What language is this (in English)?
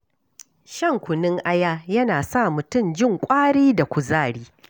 Hausa